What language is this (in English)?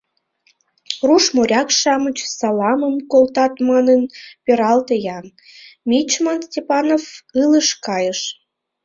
Mari